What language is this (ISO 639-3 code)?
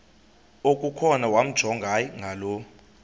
xho